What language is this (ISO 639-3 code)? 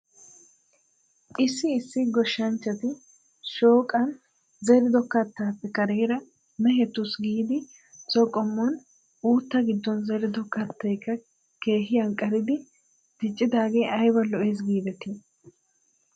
wal